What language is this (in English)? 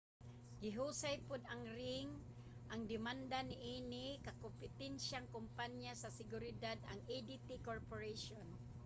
Cebuano